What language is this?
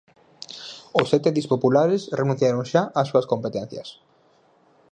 Galician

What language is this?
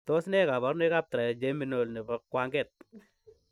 Kalenjin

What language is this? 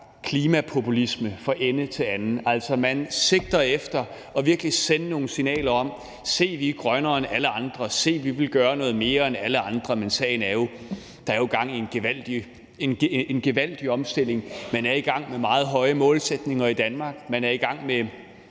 Danish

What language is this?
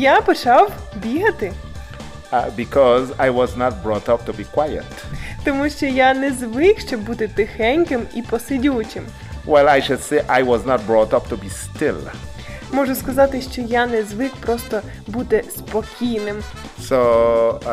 Ukrainian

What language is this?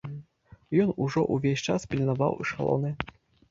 Belarusian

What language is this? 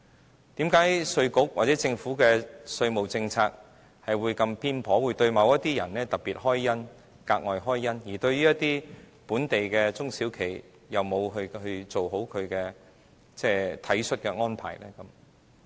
Cantonese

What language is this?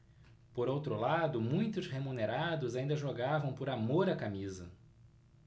Portuguese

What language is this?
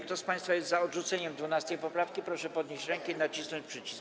Polish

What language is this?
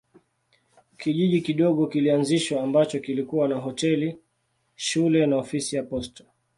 Swahili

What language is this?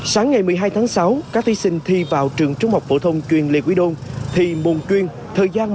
Vietnamese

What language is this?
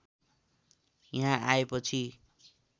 Nepali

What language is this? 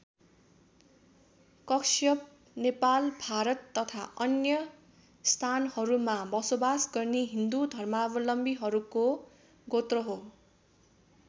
Nepali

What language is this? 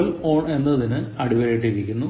Malayalam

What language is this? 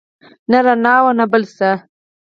Pashto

